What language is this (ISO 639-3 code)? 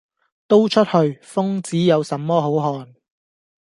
yue